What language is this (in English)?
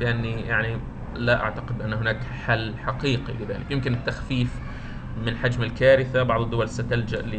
Arabic